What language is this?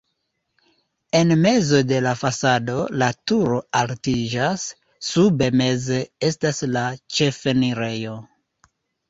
Esperanto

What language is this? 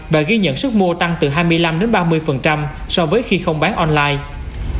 Vietnamese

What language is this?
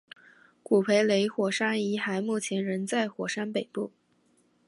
Chinese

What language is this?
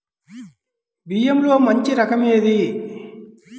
Telugu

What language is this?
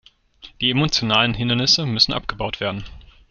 German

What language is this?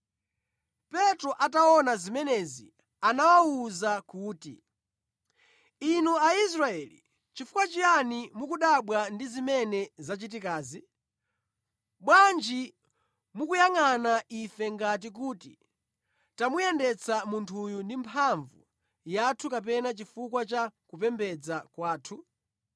Nyanja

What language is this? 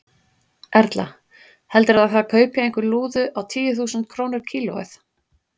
Icelandic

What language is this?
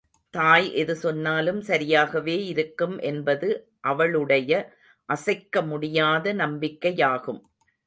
Tamil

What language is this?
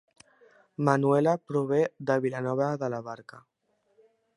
Catalan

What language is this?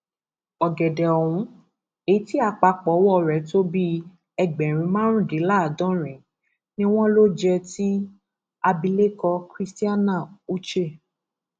Yoruba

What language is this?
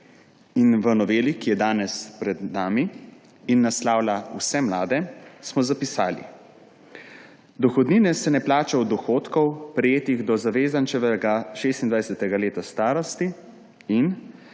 Slovenian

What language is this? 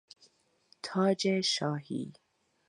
Persian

